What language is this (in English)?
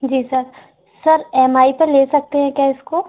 Hindi